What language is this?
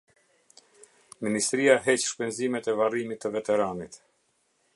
Albanian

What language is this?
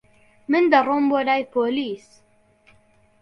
Central Kurdish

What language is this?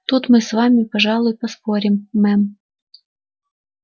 Russian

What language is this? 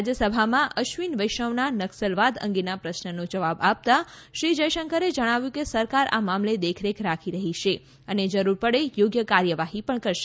Gujarati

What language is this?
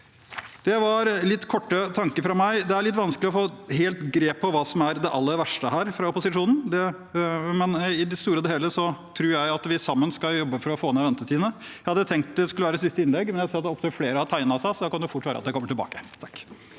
Norwegian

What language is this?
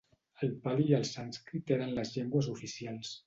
Catalan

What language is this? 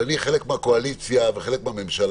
Hebrew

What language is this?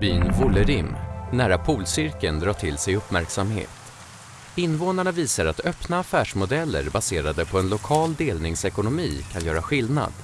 Swedish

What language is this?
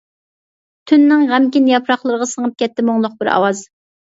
Uyghur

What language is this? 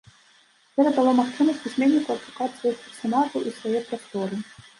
Belarusian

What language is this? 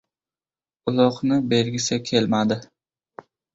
Uzbek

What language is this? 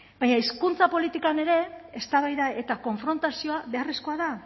Basque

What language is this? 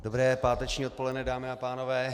Czech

